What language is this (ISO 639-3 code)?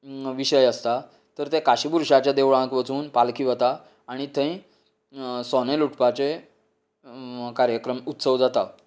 kok